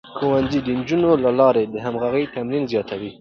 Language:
Pashto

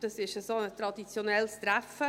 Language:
Swiss German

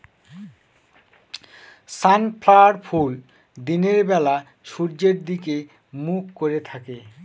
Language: Bangla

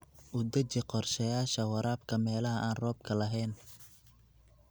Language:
Somali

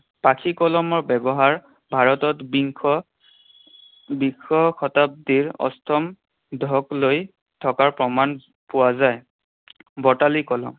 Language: Assamese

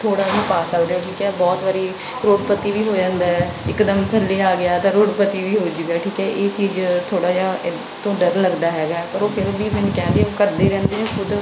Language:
Punjabi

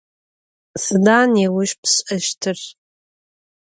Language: Adyghe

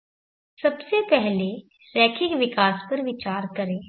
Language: Hindi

